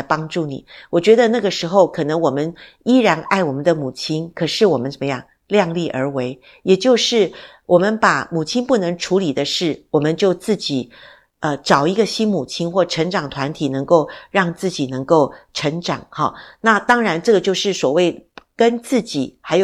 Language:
Chinese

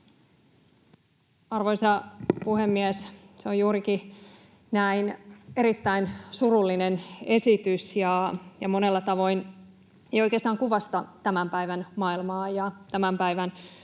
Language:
Finnish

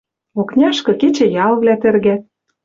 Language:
Western Mari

